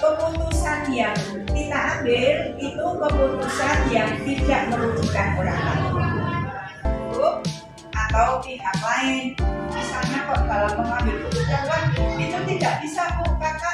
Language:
Indonesian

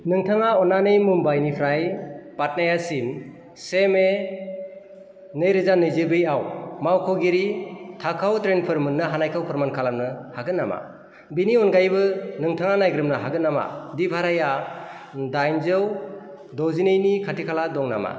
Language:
Bodo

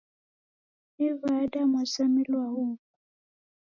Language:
Taita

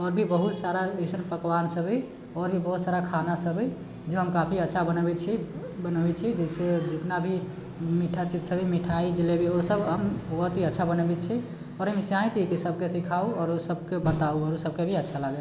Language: Maithili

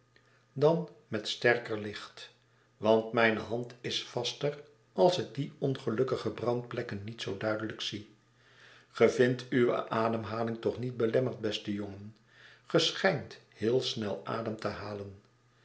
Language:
Dutch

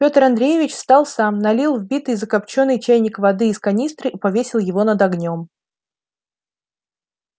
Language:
Russian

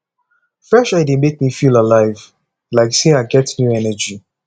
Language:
Nigerian Pidgin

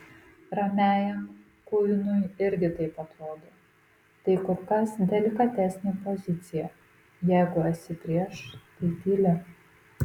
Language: Lithuanian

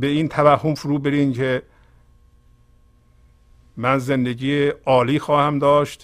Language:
Persian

